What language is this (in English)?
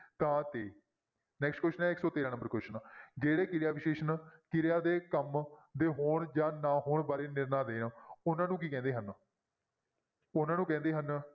Punjabi